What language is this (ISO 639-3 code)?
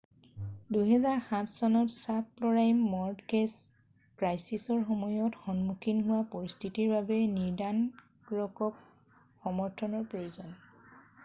asm